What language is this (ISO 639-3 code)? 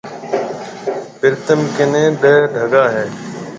mve